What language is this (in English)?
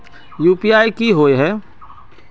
Magahi